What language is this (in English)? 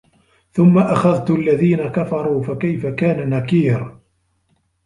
Arabic